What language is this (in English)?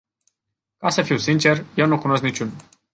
Romanian